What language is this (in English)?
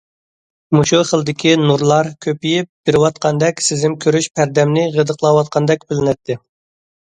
Uyghur